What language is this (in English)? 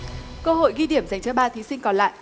Vietnamese